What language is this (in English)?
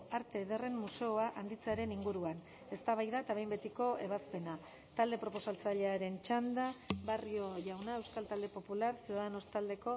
Basque